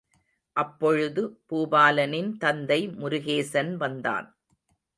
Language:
Tamil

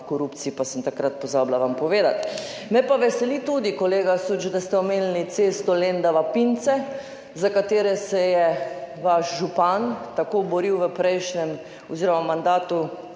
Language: Slovenian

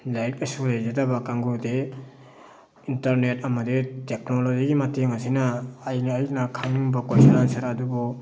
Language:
Manipuri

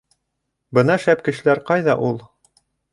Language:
Bashkir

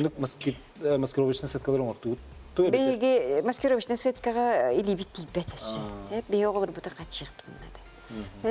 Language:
Turkish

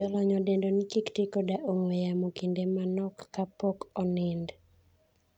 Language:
Luo (Kenya and Tanzania)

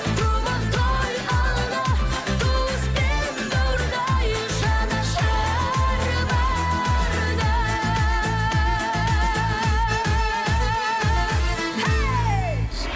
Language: Kazakh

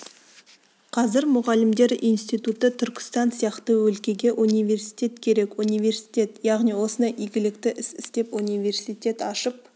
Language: Kazakh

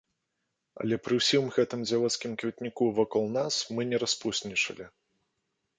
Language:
Belarusian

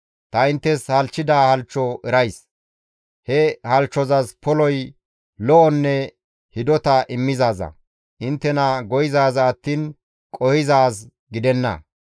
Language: Gamo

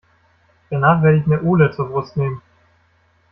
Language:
German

